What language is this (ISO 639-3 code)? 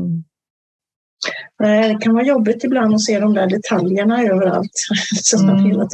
swe